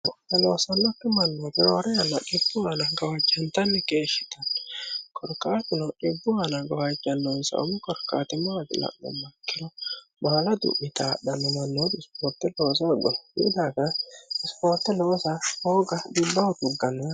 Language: Sidamo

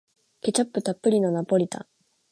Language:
Japanese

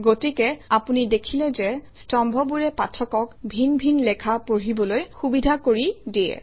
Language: Assamese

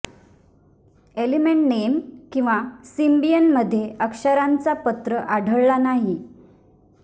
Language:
Marathi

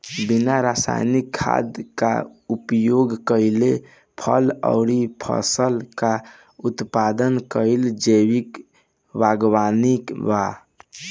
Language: Bhojpuri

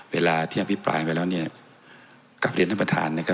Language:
Thai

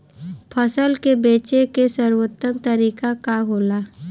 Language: Bhojpuri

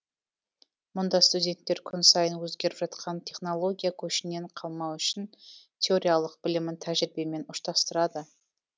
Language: Kazakh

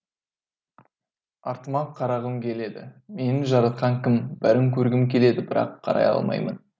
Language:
Kazakh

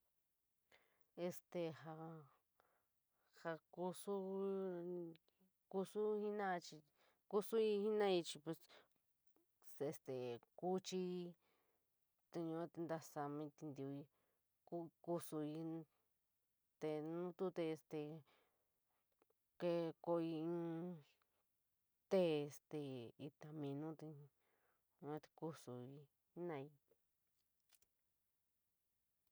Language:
San Miguel El Grande Mixtec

